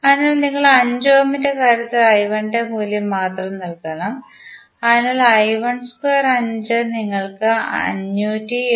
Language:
Malayalam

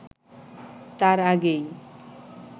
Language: Bangla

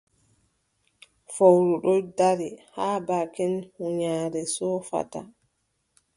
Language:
Adamawa Fulfulde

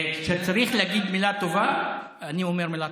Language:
Hebrew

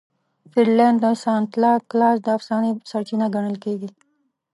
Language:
Pashto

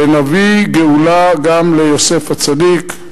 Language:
Hebrew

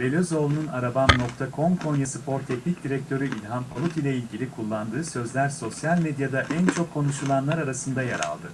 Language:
Turkish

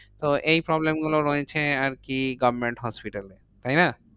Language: Bangla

